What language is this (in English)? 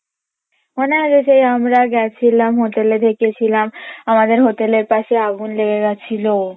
Bangla